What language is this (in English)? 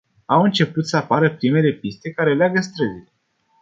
Romanian